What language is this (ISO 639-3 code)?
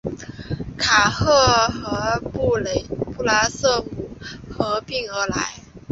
zho